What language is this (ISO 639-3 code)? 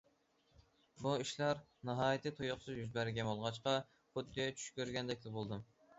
uig